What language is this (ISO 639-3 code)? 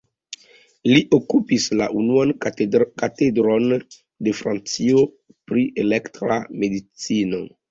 epo